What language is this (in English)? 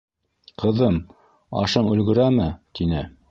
Bashkir